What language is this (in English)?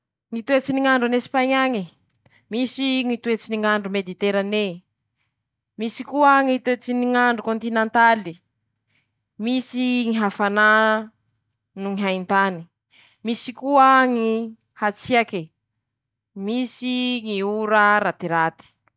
Masikoro Malagasy